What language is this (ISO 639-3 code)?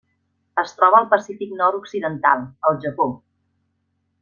cat